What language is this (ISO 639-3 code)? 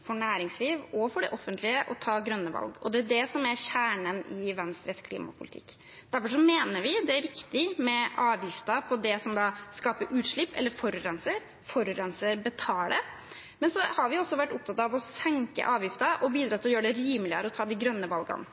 nob